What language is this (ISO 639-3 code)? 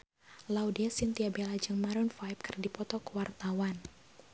sun